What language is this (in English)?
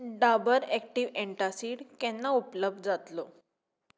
Konkani